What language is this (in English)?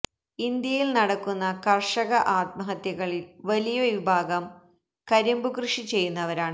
Malayalam